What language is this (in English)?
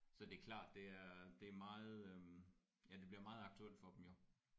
Danish